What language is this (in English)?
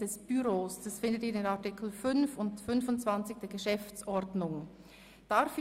Swiss German